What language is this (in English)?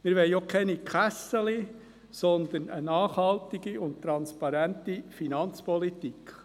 Swiss German